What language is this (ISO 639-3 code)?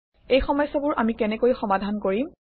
asm